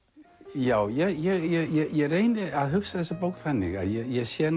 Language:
Icelandic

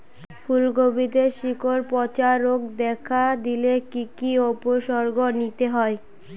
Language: Bangla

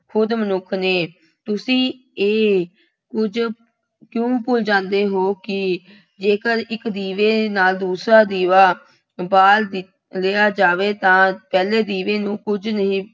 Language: Punjabi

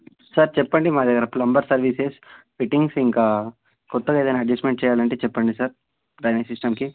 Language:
Telugu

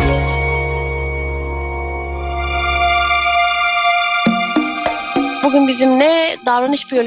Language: Turkish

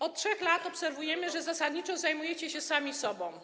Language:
Polish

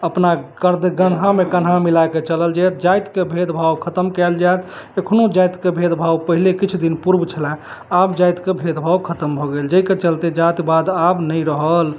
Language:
Maithili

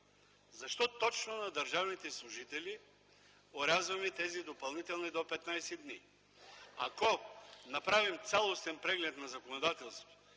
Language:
Bulgarian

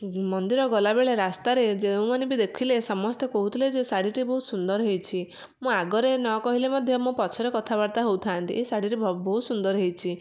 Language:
Odia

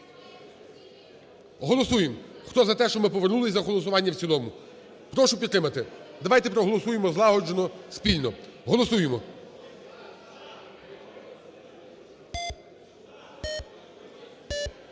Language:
Ukrainian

